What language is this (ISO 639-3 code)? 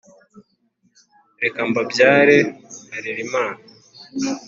kin